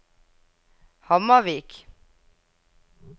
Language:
Norwegian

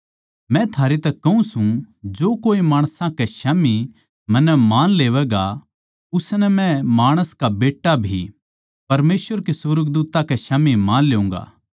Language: Haryanvi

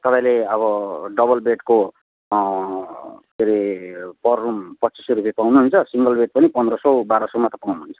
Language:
Nepali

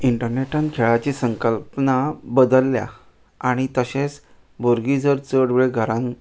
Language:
Konkani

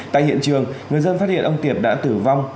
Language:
Vietnamese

